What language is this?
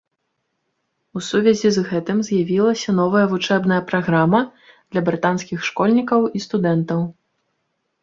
Belarusian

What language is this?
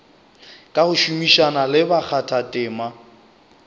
Northern Sotho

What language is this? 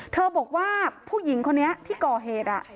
Thai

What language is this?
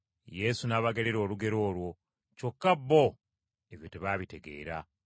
Ganda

